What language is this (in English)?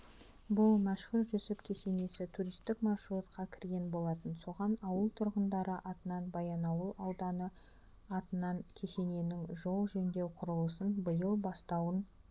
Kazakh